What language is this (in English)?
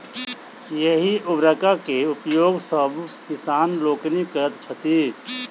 Maithili